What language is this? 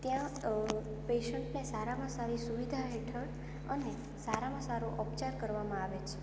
Gujarati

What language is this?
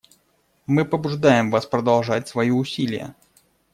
Russian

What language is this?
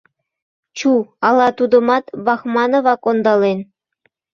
Mari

